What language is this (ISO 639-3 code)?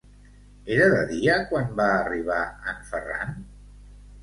cat